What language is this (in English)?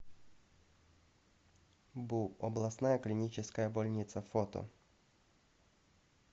Russian